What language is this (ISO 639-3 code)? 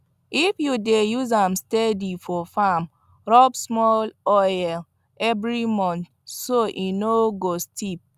pcm